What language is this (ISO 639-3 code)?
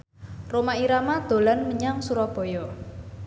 jav